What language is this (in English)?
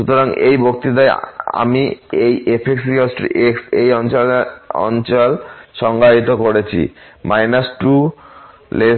Bangla